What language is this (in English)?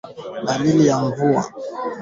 Swahili